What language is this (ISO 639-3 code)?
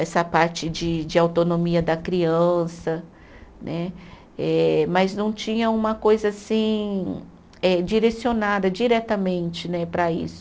por